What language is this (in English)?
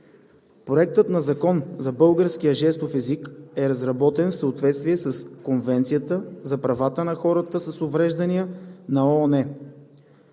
Bulgarian